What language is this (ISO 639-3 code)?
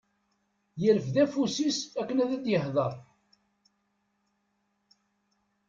kab